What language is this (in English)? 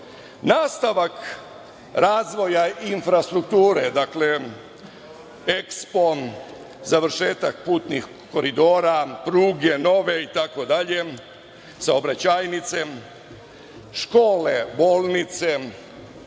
Serbian